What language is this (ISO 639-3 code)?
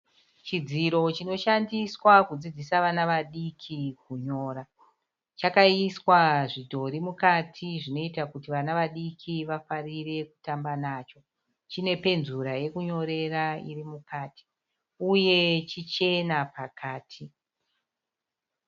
sna